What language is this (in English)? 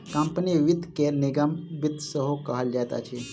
Maithili